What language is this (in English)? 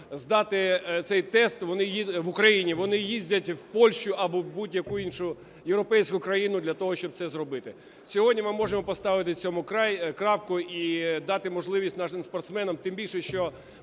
Ukrainian